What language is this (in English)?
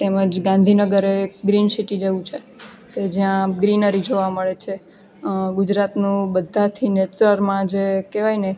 Gujarati